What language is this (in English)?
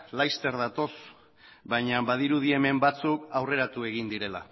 Basque